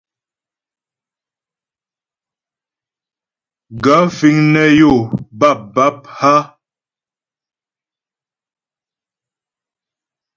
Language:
Ghomala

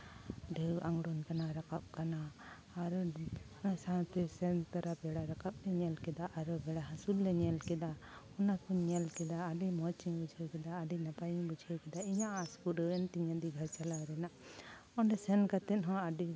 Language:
Santali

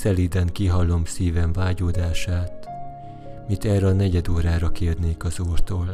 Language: Hungarian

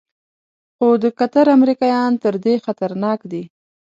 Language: Pashto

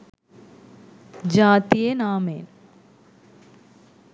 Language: Sinhala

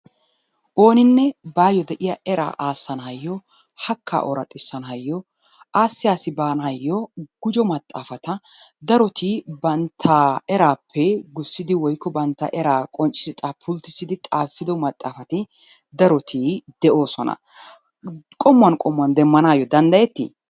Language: Wolaytta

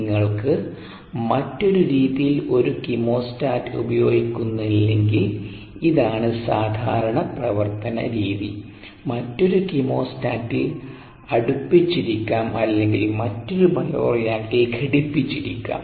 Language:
Malayalam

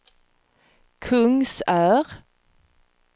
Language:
Swedish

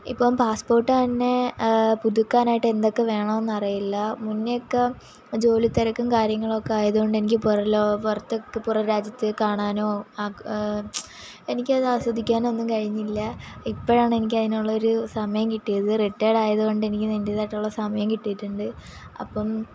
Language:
Malayalam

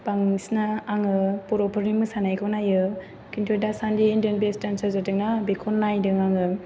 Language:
Bodo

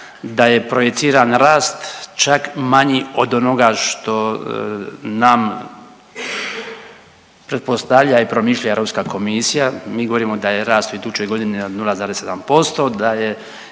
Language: Croatian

